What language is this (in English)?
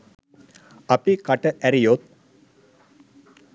Sinhala